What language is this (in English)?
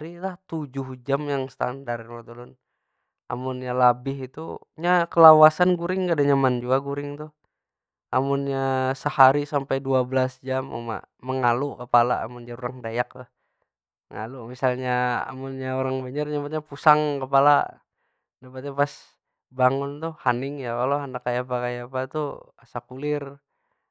Banjar